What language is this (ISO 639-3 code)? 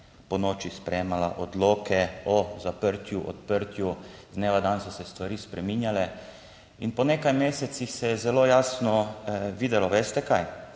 slv